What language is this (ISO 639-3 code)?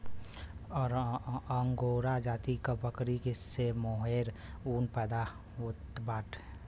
bho